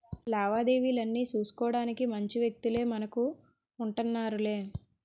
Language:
Telugu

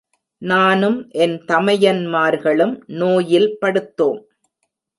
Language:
Tamil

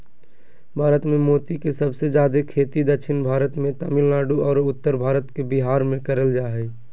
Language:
Magahi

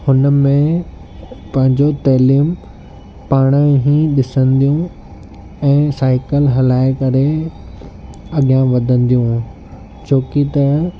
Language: Sindhi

